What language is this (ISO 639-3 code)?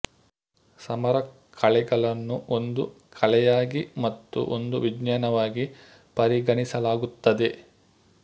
kan